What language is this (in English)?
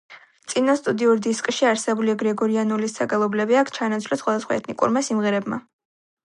Georgian